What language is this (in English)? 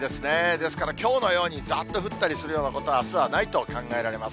Japanese